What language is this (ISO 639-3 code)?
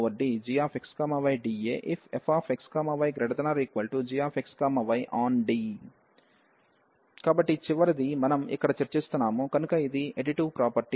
tel